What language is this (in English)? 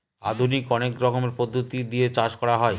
Bangla